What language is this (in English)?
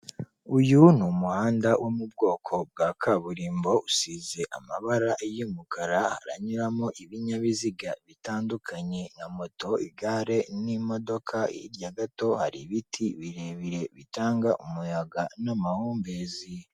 Kinyarwanda